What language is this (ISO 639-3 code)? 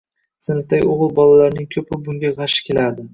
uzb